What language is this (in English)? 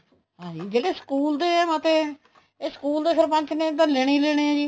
Punjabi